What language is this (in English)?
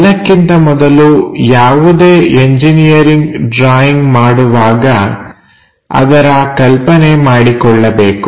Kannada